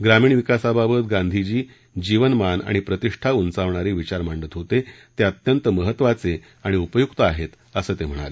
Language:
Marathi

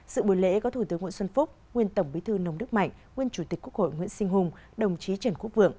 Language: Vietnamese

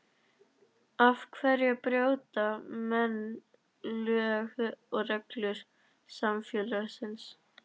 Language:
Icelandic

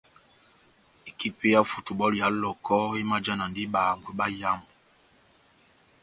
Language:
Batanga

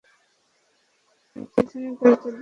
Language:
Bangla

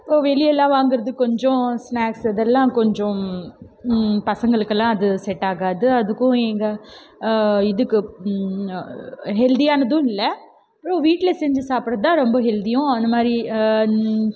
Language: Tamil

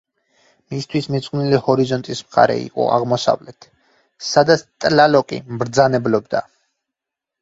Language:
Georgian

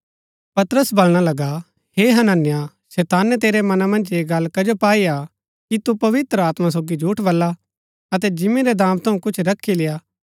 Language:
Gaddi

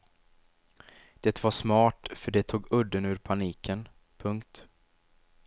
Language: Swedish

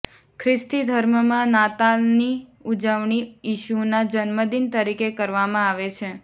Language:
Gujarati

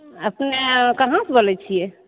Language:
Maithili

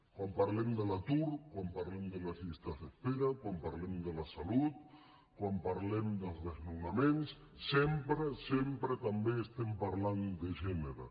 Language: Catalan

